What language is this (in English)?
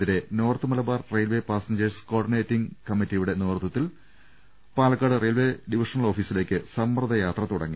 Malayalam